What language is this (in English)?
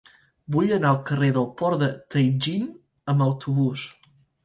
Catalan